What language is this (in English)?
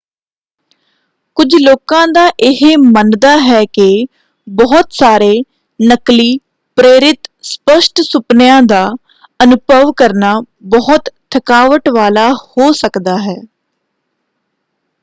Punjabi